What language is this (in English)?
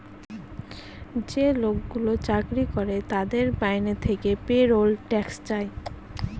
Bangla